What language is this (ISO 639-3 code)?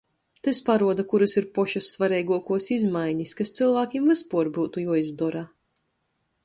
ltg